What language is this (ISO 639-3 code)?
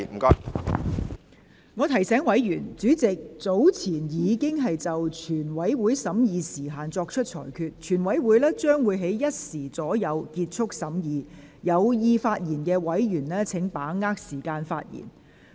yue